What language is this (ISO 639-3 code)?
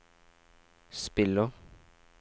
nor